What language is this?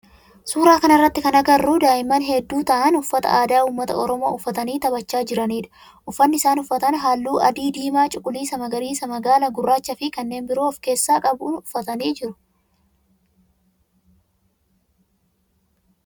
Oromo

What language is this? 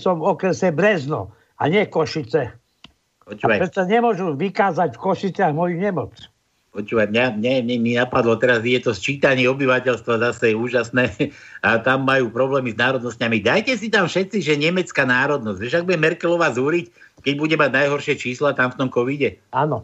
Slovak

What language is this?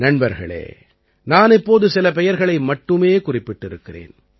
Tamil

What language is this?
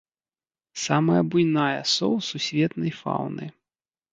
Belarusian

